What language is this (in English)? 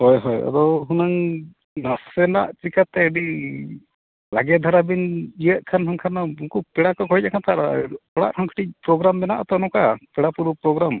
Santali